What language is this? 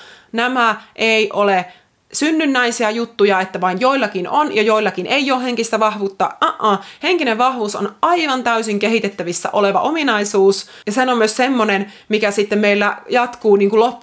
Finnish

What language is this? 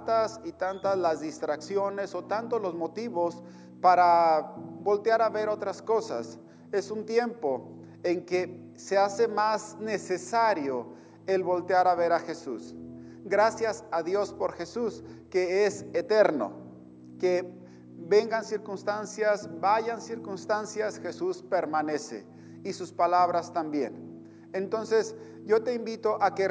Spanish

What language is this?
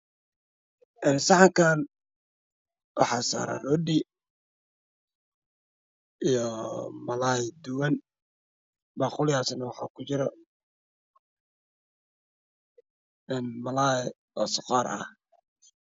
Somali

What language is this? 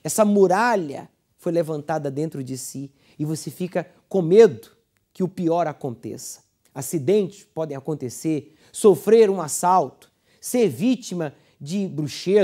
Portuguese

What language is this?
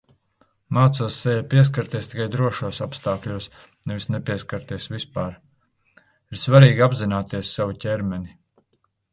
Latvian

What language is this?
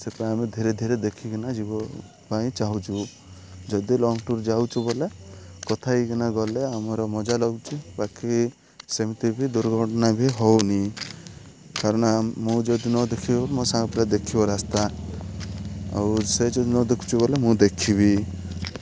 Odia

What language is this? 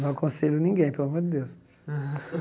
Portuguese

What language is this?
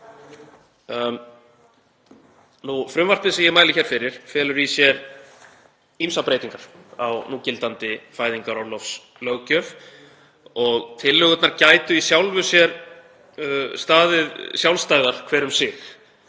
Icelandic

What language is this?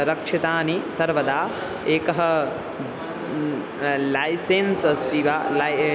Sanskrit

